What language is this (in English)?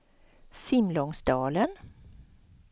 Swedish